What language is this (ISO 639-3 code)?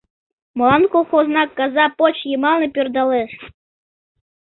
chm